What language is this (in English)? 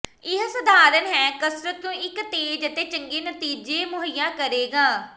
Punjabi